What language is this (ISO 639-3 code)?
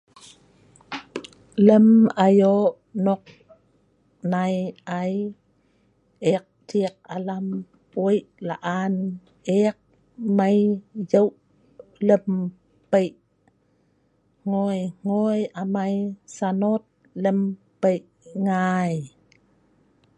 snv